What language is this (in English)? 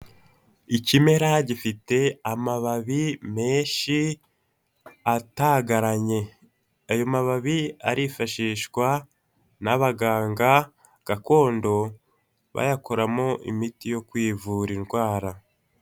Kinyarwanda